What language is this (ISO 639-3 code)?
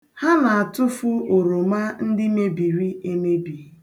ibo